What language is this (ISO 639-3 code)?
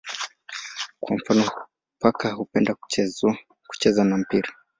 swa